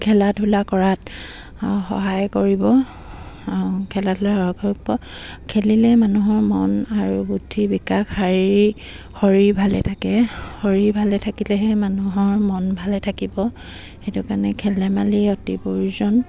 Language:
Assamese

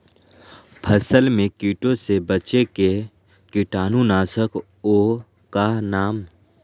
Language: Magahi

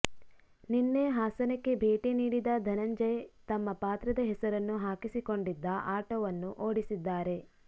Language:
Kannada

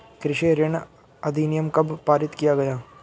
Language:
Hindi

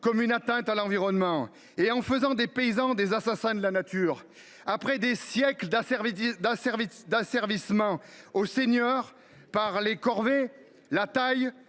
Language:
French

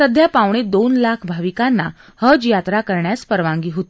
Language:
Marathi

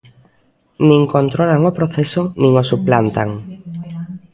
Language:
Galician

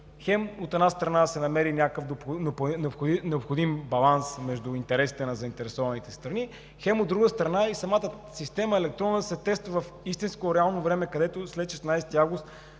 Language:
Bulgarian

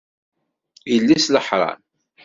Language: Kabyle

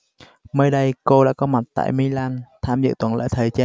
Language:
Vietnamese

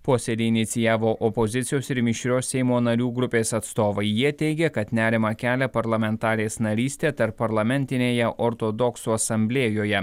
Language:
Lithuanian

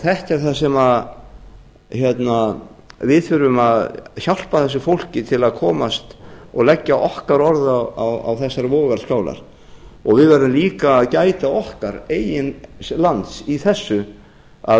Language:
Icelandic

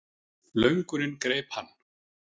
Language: Icelandic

